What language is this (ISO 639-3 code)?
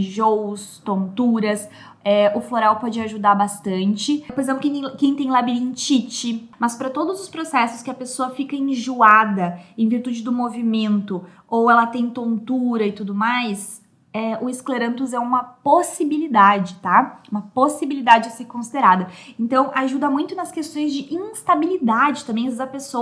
por